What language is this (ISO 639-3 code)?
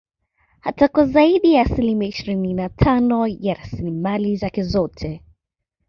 swa